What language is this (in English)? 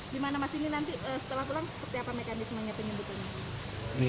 Indonesian